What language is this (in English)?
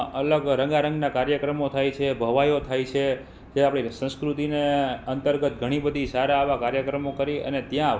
Gujarati